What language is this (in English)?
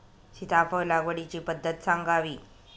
Marathi